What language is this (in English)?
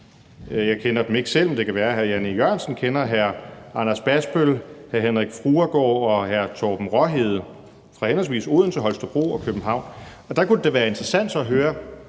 Danish